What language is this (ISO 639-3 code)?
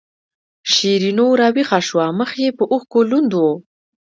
pus